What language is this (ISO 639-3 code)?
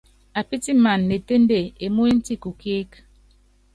yav